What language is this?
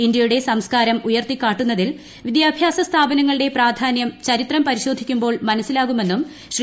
Malayalam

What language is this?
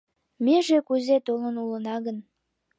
Mari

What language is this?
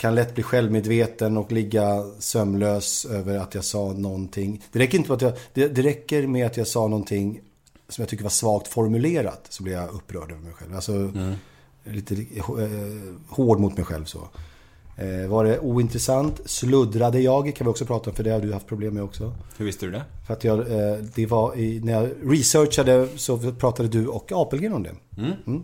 Swedish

